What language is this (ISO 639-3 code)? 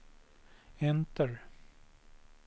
swe